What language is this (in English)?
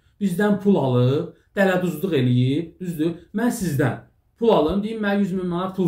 Turkish